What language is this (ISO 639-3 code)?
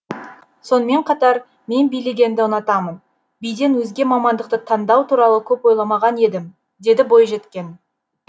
kaz